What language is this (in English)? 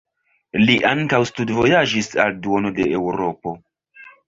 Esperanto